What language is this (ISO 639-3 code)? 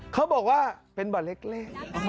tha